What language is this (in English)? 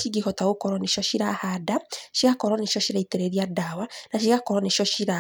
Kikuyu